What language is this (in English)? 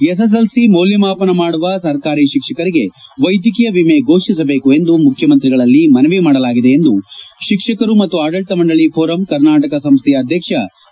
Kannada